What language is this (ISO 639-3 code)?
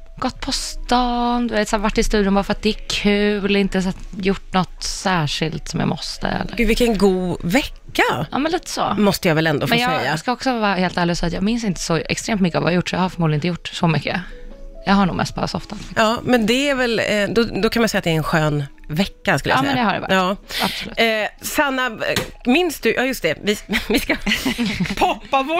swe